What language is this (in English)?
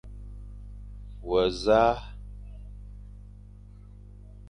Fang